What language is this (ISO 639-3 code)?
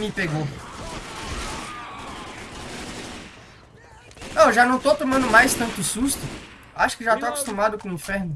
por